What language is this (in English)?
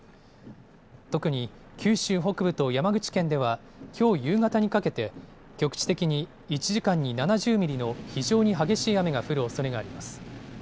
Japanese